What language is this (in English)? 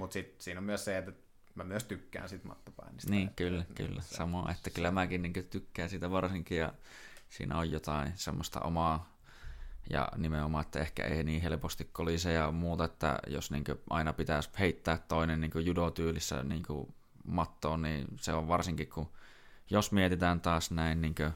Finnish